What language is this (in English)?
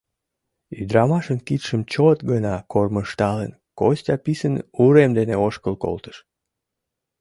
Mari